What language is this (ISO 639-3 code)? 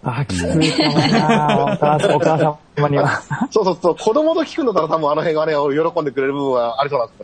jpn